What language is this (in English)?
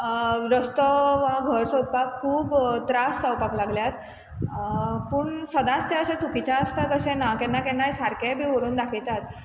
Konkani